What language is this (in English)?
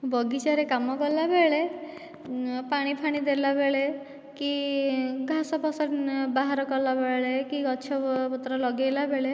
Odia